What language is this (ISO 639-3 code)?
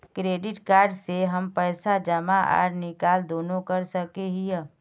mag